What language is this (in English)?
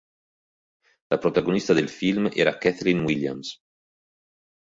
Italian